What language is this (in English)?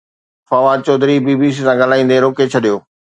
Sindhi